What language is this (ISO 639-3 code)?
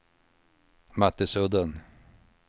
swe